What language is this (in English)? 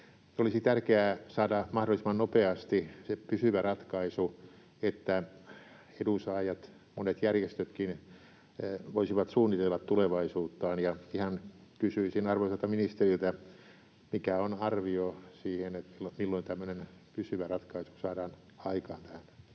Finnish